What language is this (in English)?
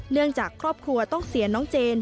Thai